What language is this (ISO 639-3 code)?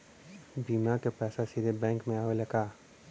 bho